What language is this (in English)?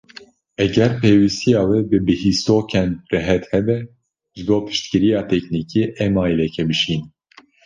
Kurdish